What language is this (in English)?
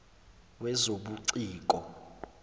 Zulu